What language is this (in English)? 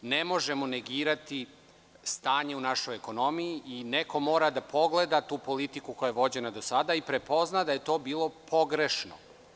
Serbian